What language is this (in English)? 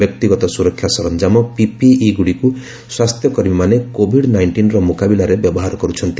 Odia